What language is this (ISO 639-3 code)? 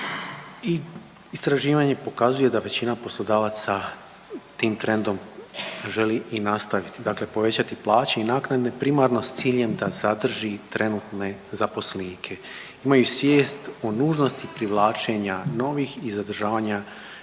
hrv